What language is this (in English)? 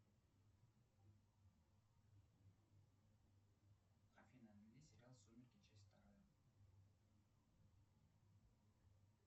Russian